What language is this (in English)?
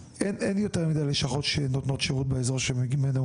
Hebrew